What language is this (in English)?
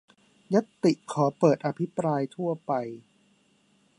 Thai